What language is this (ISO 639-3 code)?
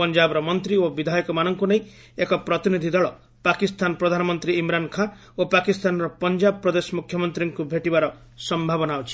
ori